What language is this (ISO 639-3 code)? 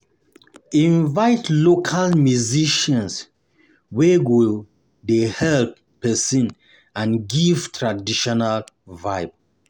pcm